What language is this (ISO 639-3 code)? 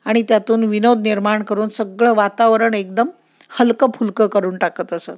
mar